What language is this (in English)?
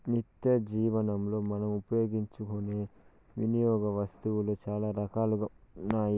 Telugu